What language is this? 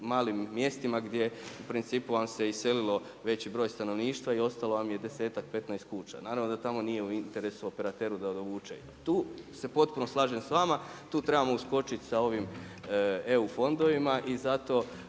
Croatian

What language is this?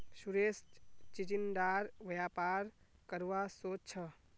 Magahi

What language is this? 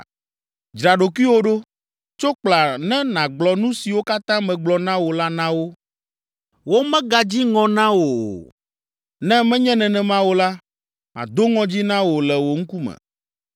Ewe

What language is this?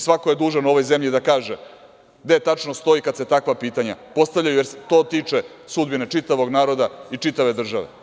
Serbian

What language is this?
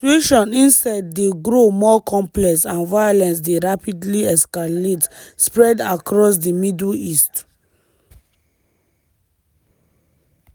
Nigerian Pidgin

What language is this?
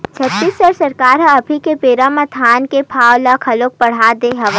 Chhattisgarhi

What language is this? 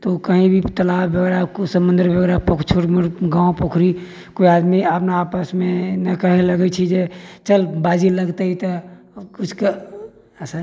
Maithili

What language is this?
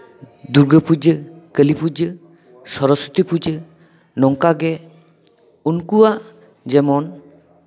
Santali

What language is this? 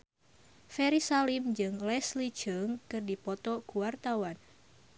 Sundanese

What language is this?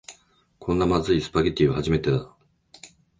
Japanese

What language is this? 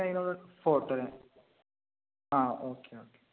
Malayalam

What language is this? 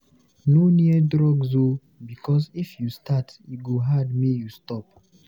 Nigerian Pidgin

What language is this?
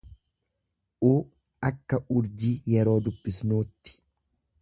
Oromo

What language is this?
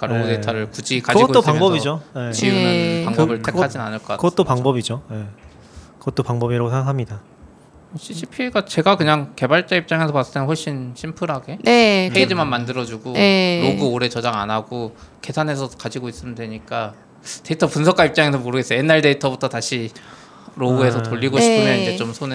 Korean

